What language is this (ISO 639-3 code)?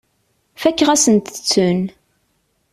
kab